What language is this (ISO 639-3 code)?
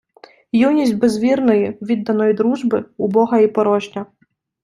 ukr